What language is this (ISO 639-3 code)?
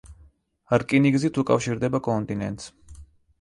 kat